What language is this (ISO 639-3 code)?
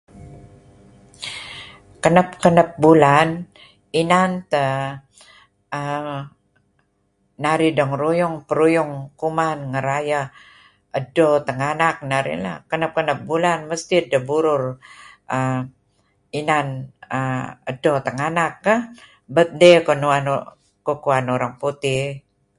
kzi